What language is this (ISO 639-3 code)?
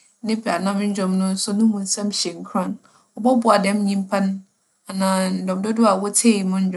aka